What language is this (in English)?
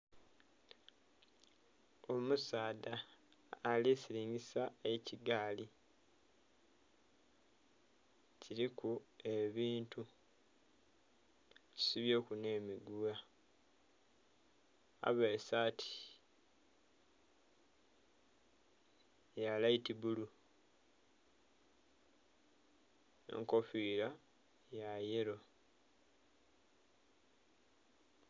Soga